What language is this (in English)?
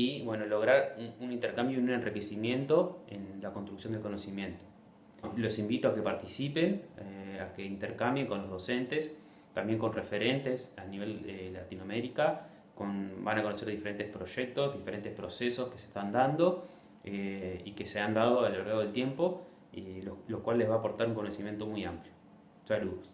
Spanish